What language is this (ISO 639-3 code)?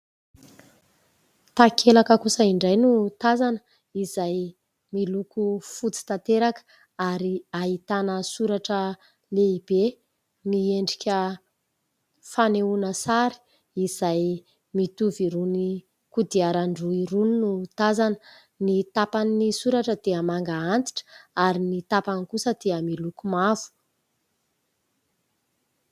mlg